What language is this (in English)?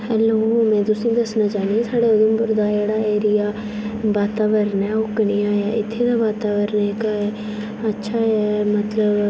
Dogri